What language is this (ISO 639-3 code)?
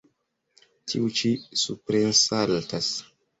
epo